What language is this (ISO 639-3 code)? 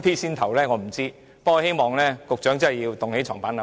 yue